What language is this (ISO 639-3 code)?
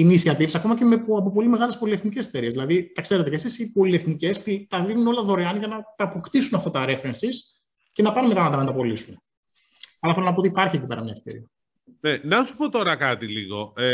ell